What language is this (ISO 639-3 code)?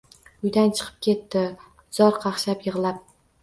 uzb